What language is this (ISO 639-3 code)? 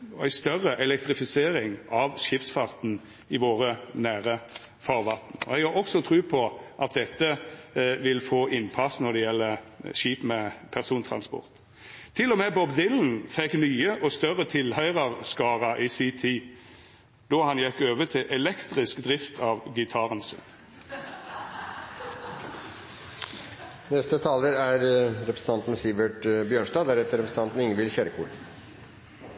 nno